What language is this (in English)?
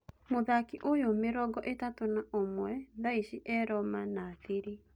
Kikuyu